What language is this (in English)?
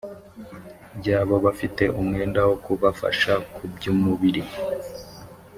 Kinyarwanda